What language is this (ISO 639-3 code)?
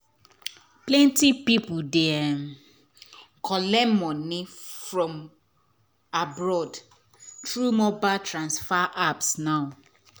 pcm